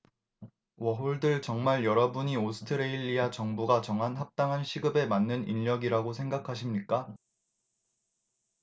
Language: Korean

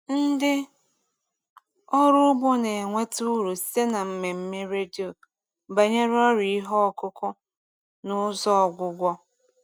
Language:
Igbo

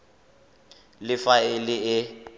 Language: Tswana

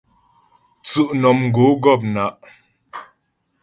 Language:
Ghomala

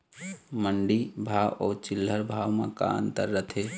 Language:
Chhattisgarhi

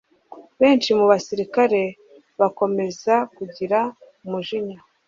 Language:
Kinyarwanda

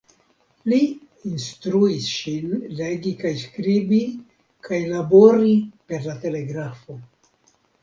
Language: Esperanto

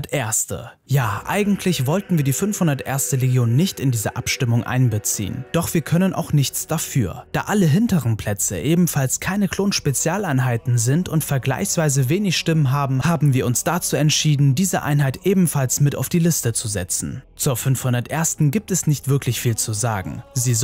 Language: German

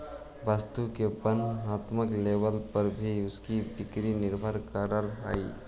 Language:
Magahi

